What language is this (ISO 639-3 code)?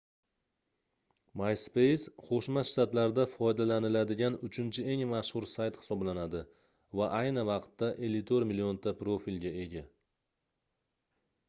uzb